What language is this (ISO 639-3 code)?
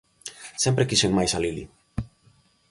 glg